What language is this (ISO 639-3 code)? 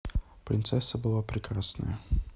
rus